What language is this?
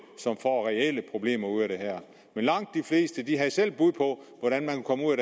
Danish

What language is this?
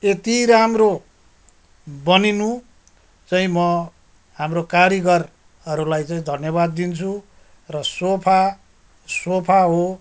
Nepali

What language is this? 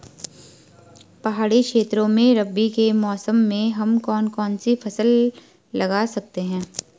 Hindi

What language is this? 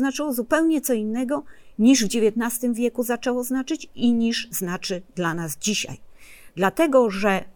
Polish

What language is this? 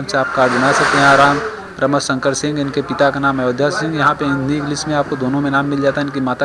Hindi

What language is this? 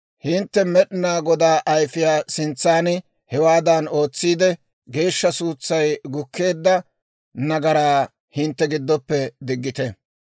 Dawro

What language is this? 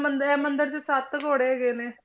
Punjabi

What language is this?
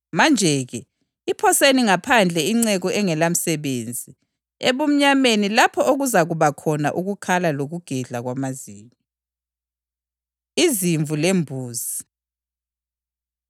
North Ndebele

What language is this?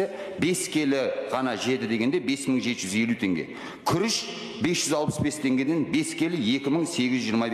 Turkish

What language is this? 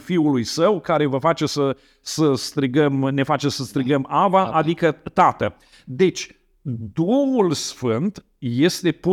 Romanian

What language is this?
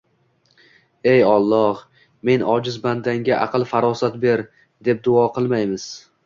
Uzbek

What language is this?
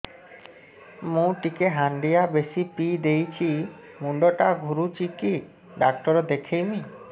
Odia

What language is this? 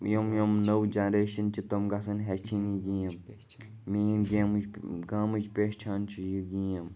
Kashmiri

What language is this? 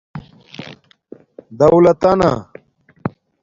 Domaaki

